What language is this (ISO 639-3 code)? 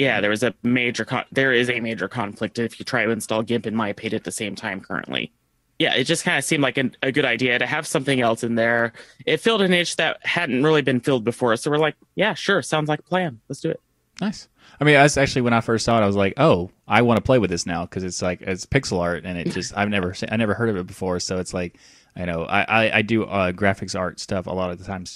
eng